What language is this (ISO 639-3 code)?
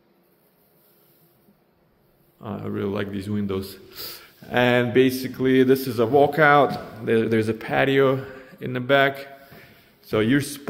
eng